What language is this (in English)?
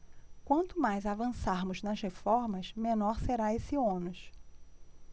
Portuguese